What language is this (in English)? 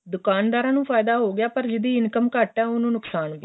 Punjabi